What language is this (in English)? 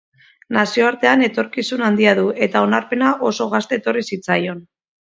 Basque